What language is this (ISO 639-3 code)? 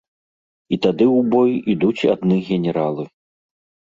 bel